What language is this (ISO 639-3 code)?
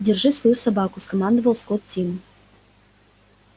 rus